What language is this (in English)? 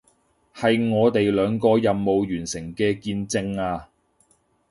Cantonese